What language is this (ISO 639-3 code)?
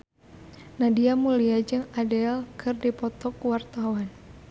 sun